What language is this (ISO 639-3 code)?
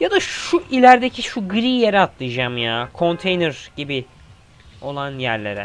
tur